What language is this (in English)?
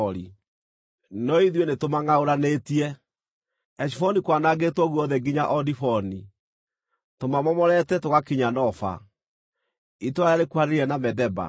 Kikuyu